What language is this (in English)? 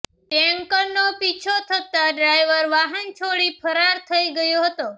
Gujarati